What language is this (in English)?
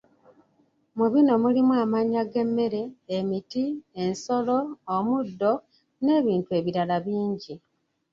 Ganda